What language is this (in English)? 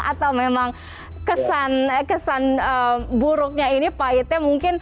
Indonesian